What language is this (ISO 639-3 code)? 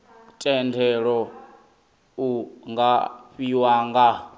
ven